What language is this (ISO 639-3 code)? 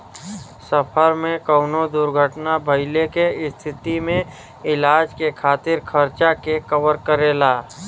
bho